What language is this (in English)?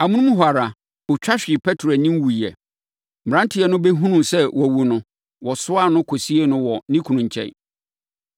Akan